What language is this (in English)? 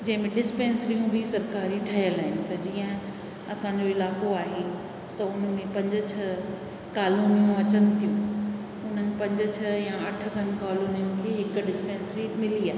Sindhi